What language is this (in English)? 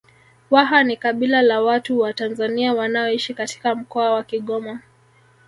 Swahili